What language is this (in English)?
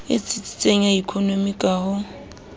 Southern Sotho